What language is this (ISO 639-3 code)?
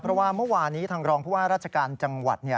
tha